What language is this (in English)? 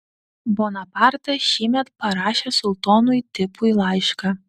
Lithuanian